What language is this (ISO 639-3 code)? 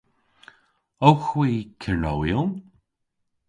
cor